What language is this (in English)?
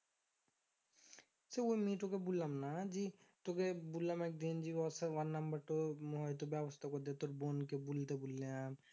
Bangla